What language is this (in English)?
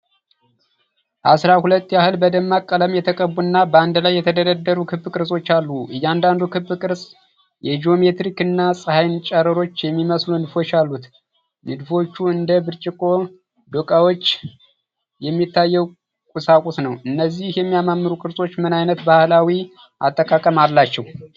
Amharic